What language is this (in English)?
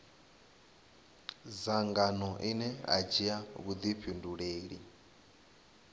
Venda